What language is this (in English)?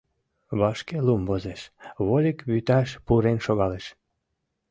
Mari